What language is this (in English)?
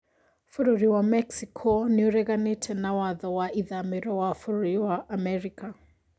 Kikuyu